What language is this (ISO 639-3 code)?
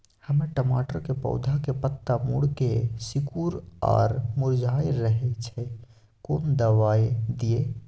mai